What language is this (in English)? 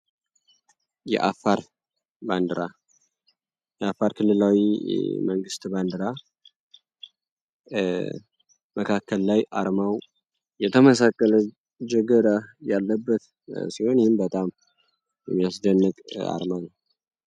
Amharic